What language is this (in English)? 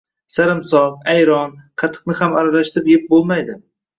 Uzbek